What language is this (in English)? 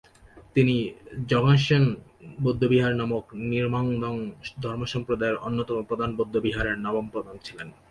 Bangla